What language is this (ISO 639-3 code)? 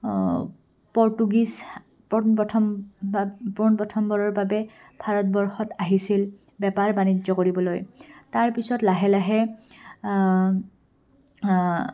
asm